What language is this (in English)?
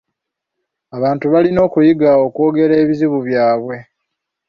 Ganda